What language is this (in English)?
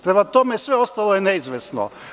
Serbian